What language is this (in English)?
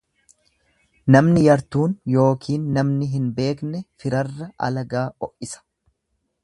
Oromo